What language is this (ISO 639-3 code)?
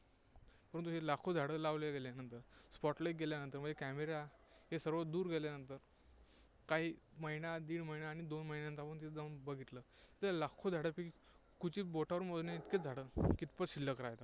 mar